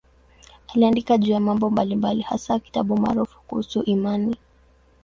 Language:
Swahili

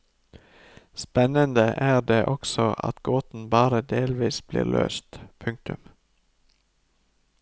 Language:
Norwegian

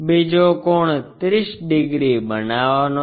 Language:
Gujarati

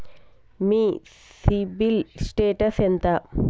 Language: Telugu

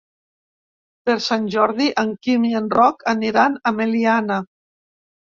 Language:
Catalan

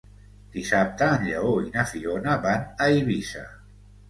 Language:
Catalan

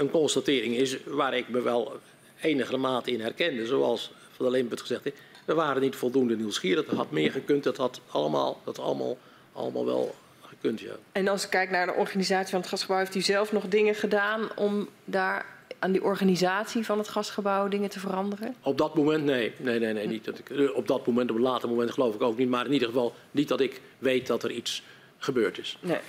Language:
Dutch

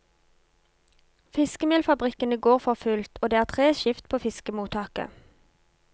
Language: Norwegian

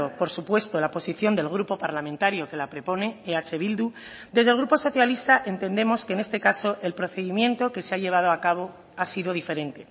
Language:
Spanish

